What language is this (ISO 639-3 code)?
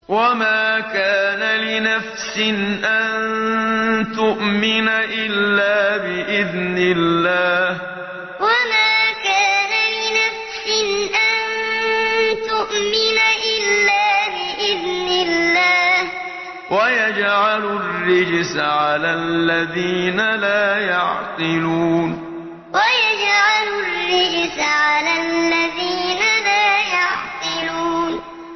ara